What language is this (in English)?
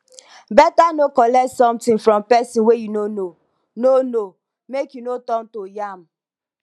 Nigerian Pidgin